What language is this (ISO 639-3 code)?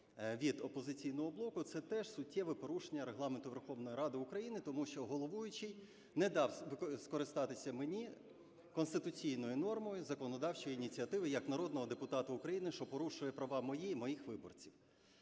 ukr